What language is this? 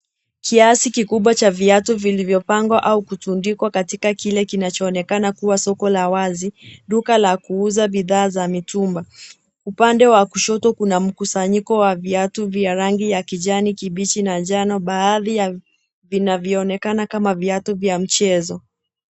Swahili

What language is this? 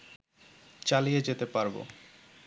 Bangla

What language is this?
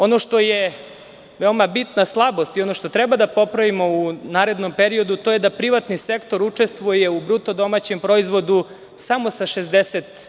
Serbian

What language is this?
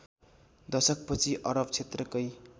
Nepali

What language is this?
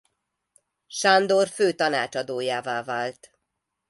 Hungarian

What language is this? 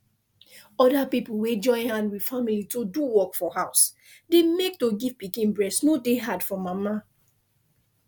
Nigerian Pidgin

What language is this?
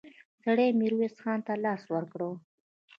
Pashto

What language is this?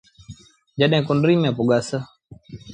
Sindhi Bhil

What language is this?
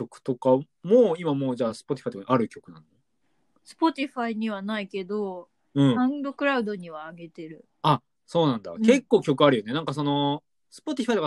Japanese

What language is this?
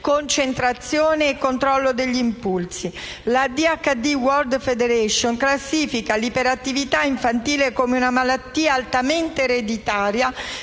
Italian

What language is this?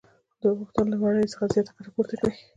Pashto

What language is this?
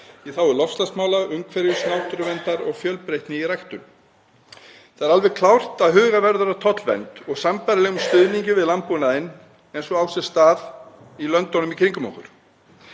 Icelandic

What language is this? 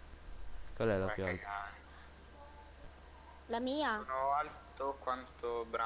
Italian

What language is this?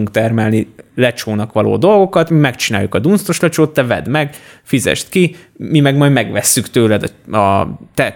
Hungarian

